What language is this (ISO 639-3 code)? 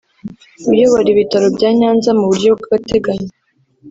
kin